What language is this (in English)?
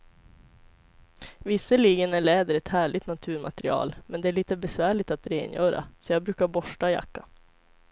Swedish